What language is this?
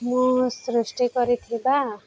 Odia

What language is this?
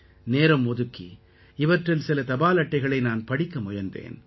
Tamil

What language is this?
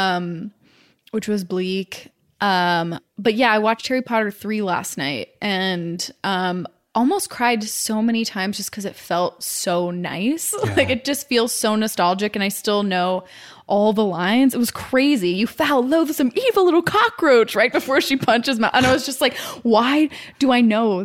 English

